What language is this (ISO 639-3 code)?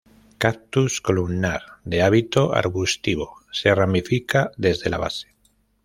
spa